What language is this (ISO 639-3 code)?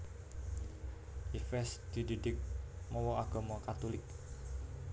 jav